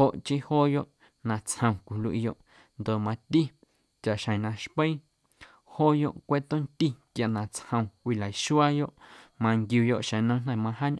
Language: Guerrero Amuzgo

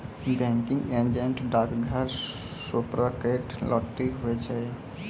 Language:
Maithili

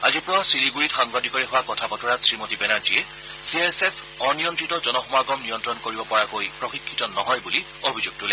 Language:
Assamese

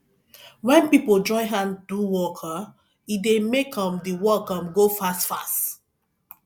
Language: Nigerian Pidgin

